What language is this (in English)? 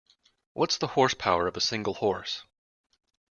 English